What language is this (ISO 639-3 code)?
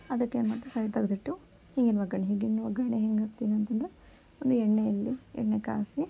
kan